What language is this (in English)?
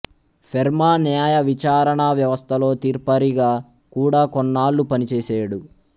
Telugu